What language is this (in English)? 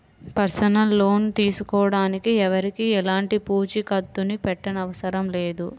Telugu